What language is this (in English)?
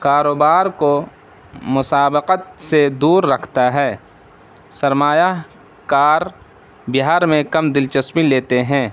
Urdu